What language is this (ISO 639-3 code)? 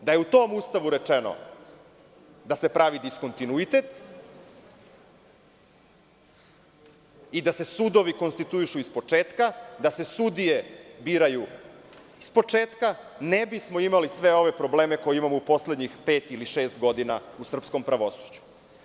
srp